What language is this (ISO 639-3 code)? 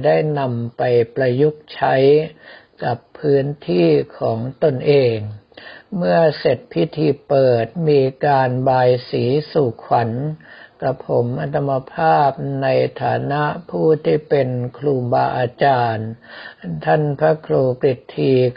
tha